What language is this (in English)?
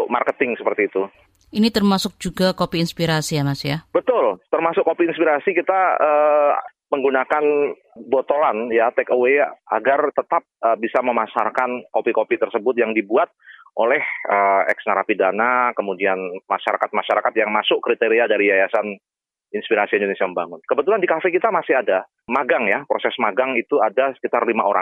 Indonesian